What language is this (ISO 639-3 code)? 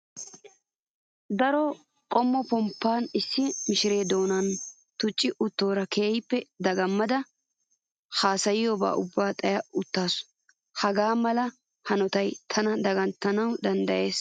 wal